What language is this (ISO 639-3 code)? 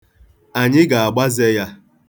ibo